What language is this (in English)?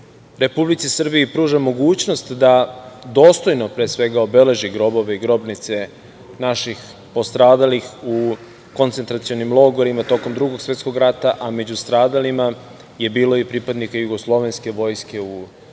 Serbian